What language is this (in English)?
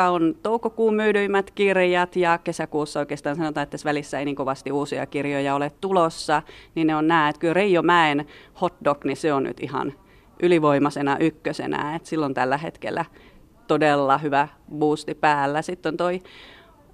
Finnish